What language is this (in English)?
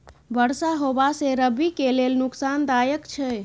Maithili